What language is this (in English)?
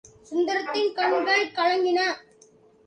Tamil